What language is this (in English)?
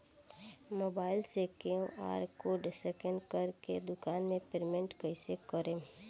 Bhojpuri